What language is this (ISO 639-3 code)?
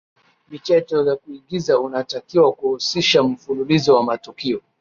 swa